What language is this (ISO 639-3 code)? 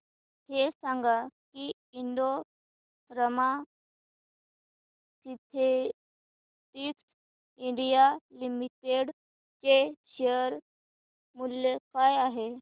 mar